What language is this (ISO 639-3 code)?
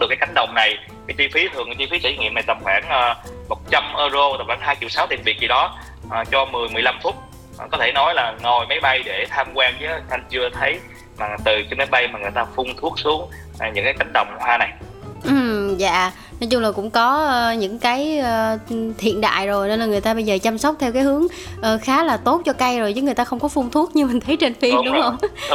vie